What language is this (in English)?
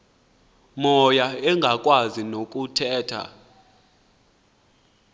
Xhosa